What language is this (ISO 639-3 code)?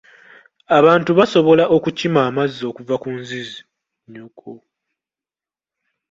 lug